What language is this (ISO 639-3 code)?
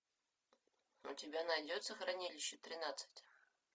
rus